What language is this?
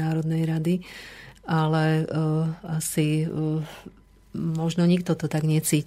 Slovak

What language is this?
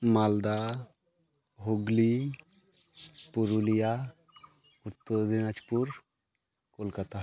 Santali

